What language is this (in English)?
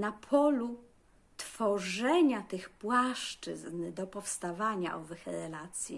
Polish